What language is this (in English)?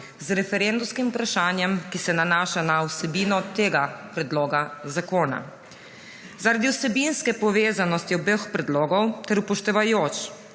Slovenian